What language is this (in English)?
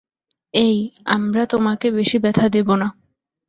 Bangla